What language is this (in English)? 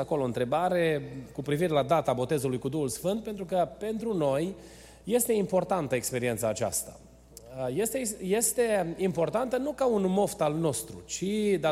Romanian